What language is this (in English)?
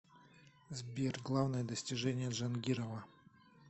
Russian